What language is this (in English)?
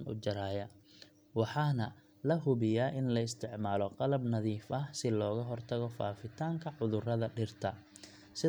Somali